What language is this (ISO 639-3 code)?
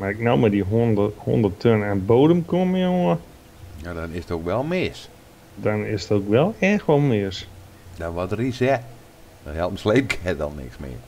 nld